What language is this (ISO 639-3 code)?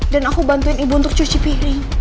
ind